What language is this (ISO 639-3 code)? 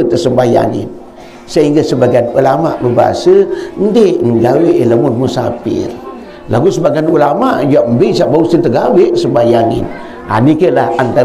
msa